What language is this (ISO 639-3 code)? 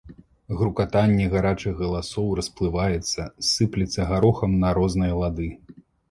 bel